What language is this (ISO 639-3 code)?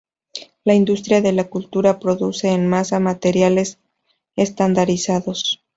spa